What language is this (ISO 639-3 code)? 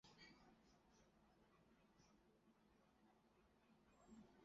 zho